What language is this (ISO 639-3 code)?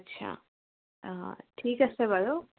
asm